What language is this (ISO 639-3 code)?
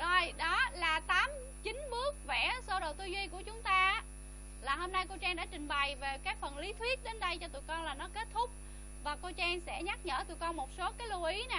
vie